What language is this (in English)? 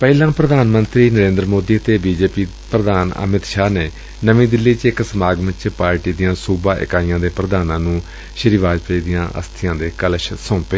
Punjabi